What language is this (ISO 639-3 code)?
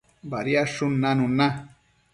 mcf